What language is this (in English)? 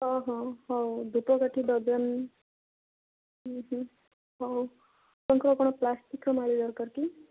Odia